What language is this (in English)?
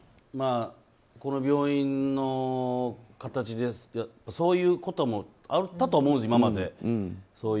Japanese